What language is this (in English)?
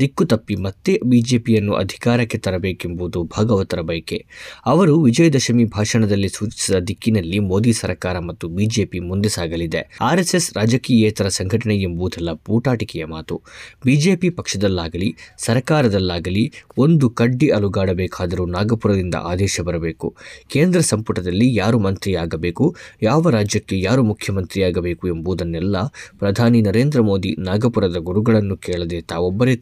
Kannada